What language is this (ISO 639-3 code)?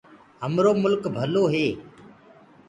ggg